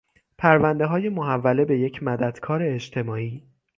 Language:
Persian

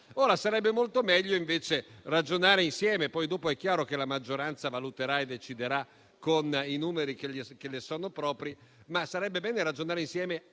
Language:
Italian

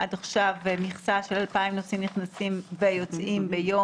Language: Hebrew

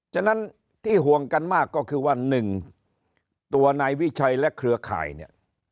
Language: Thai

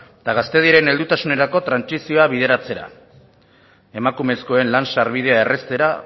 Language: Basque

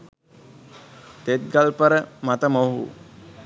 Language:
Sinhala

